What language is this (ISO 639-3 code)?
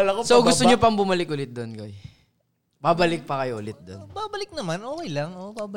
fil